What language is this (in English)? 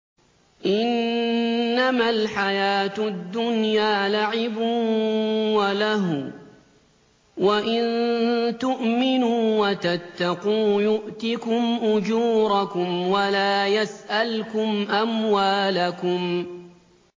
Arabic